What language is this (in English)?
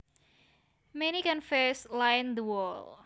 Javanese